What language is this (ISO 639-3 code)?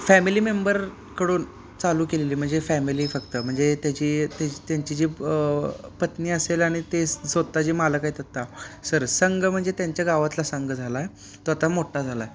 mar